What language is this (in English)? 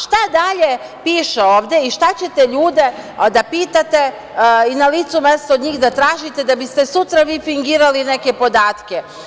Serbian